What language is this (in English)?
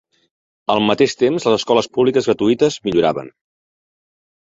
Catalan